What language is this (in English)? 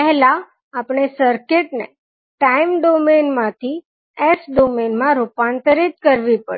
Gujarati